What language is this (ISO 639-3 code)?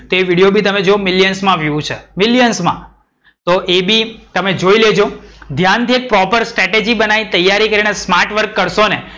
guj